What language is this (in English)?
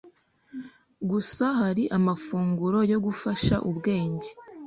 Kinyarwanda